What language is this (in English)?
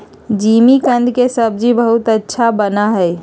Magahi